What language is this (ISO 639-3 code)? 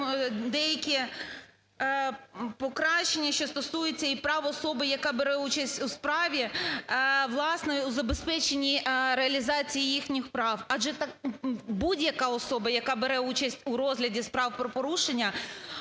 ukr